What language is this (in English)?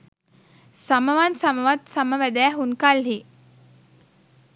Sinhala